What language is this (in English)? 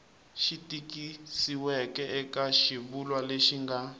Tsonga